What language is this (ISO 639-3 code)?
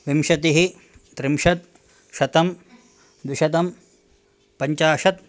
san